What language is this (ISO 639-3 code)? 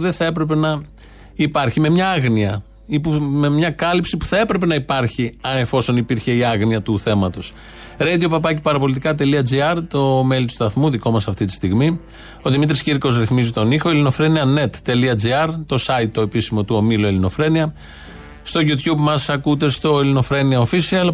ell